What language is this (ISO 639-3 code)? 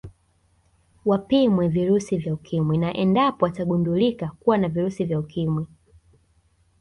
swa